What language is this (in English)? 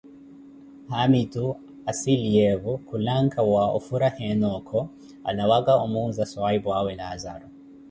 Koti